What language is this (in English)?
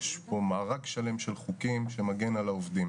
Hebrew